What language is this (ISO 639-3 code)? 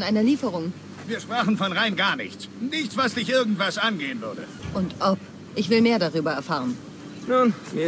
deu